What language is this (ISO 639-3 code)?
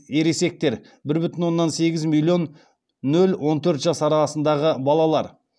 kaz